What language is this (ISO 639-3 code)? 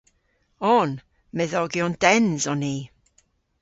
cor